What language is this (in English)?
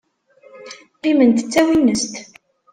Kabyle